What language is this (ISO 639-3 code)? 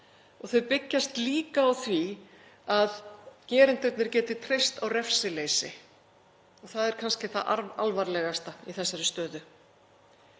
isl